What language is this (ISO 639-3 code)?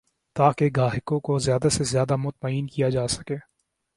urd